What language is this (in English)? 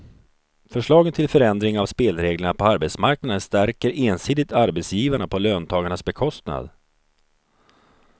Swedish